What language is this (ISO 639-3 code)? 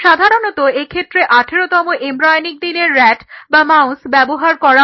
ben